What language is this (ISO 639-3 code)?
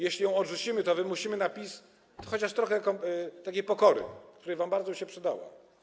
pol